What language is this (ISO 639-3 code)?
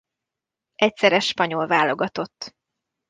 hun